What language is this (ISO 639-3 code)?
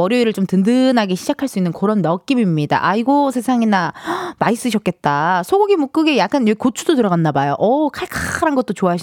kor